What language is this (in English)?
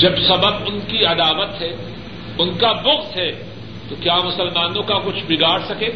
Urdu